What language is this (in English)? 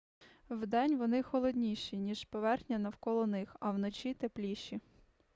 Ukrainian